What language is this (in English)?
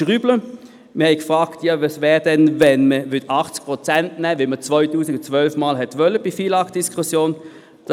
Swiss German